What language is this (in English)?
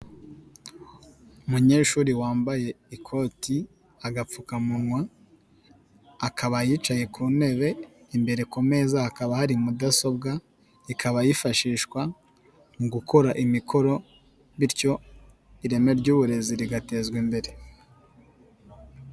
Kinyarwanda